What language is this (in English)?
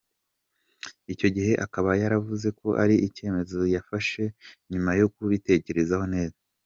Kinyarwanda